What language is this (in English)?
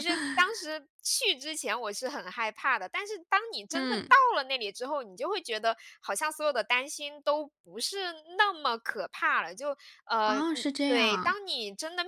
Chinese